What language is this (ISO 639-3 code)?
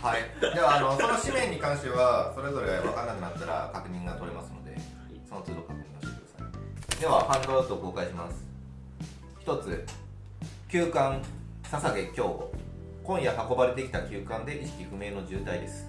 jpn